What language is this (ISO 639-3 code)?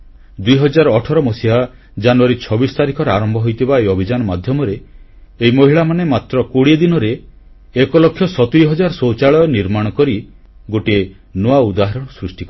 ori